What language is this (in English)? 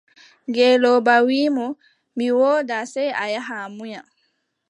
Adamawa Fulfulde